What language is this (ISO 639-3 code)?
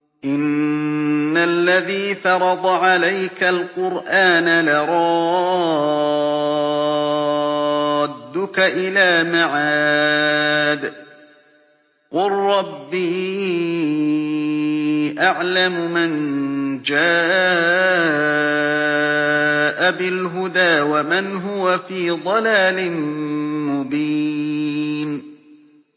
ara